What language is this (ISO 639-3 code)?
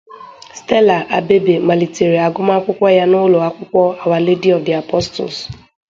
ibo